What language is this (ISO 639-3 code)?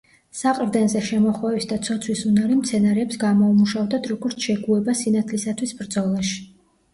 kat